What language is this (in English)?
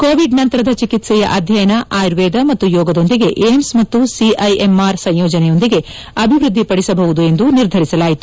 Kannada